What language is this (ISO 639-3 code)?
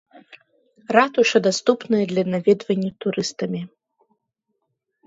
bel